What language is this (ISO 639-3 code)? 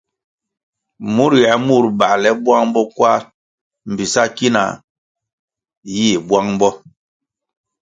nmg